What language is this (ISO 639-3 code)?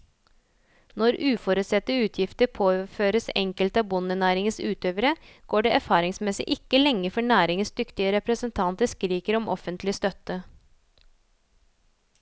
nor